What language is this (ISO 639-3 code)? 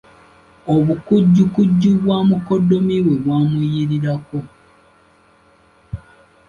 lug